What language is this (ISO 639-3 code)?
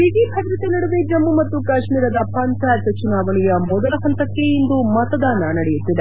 kan